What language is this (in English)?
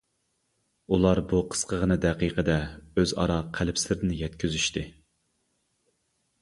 Uyghur